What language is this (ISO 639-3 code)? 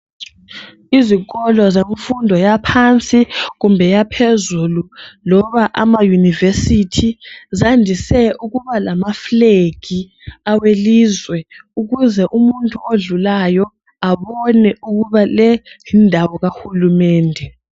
nde